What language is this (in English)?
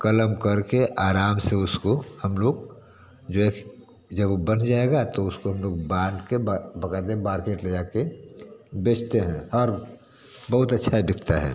Hindi